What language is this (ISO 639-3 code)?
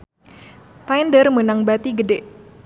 sun